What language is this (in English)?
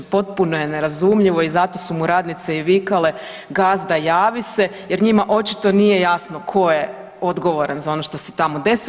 Croatian